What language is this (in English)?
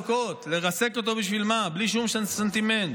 Hebrew